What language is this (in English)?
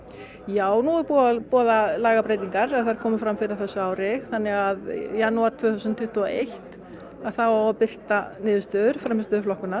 Icelandic